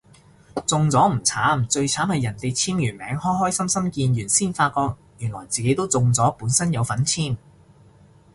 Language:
Cantonese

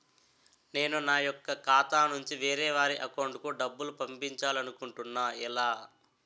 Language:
Telugu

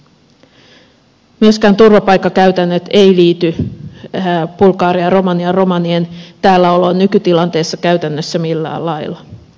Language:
Finnish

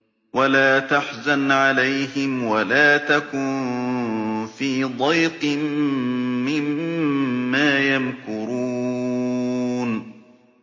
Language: Arabic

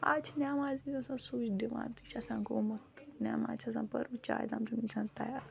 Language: Kashmiri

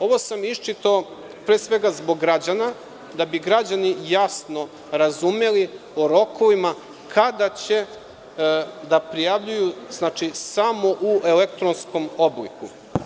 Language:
Serbian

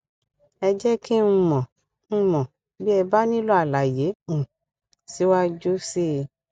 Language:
Yoruba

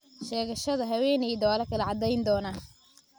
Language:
Somali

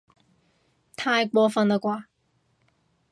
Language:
Cantonese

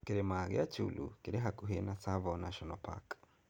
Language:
Kikuyu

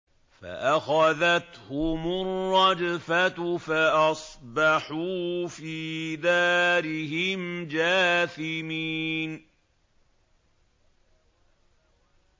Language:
Arabic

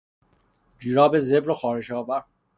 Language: Persian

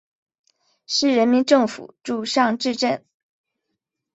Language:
Chinese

